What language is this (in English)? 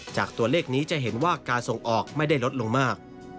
Thai